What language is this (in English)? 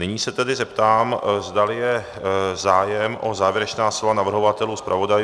Czech